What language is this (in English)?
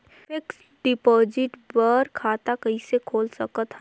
Chhattisgarhi